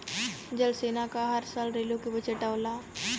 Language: Bhojpuri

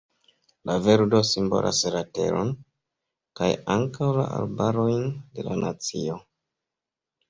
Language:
Esperanto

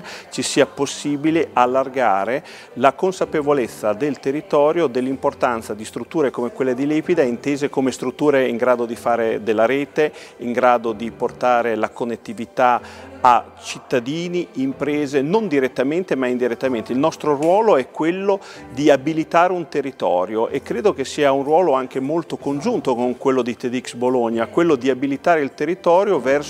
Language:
Italian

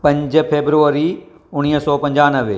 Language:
Sindhi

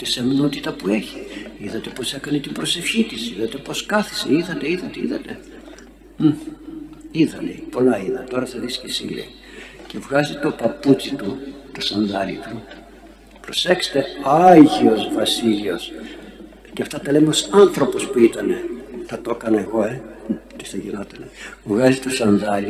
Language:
Greek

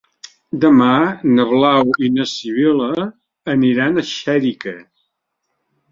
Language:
Catalan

